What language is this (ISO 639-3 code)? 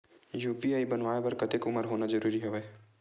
hne